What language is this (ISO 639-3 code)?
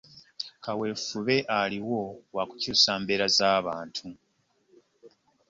lug